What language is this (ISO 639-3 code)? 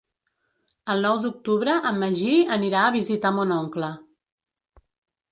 cat